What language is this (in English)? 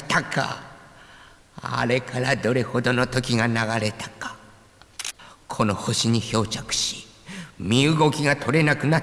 Indonesian